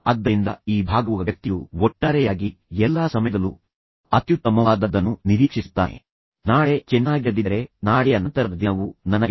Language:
Kannada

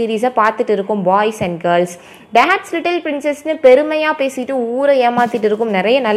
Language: Tamil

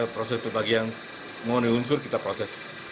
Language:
Indonesian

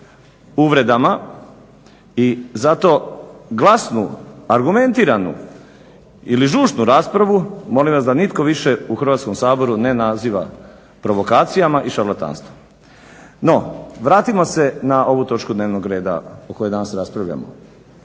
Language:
Croatian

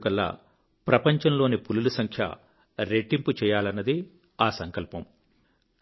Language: Telugu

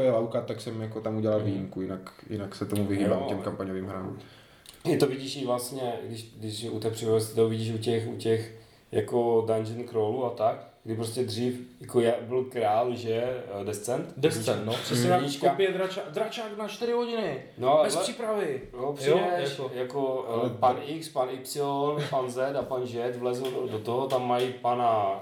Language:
Czech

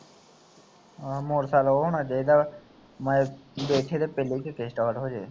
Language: Punjabi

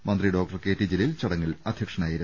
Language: Malayalam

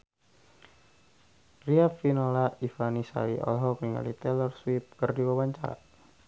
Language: Sundanese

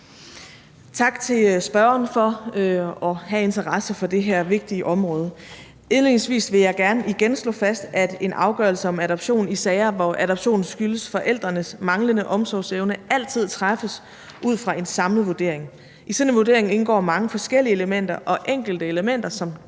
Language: Danish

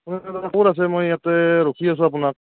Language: Assamese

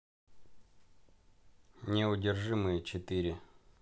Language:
Russian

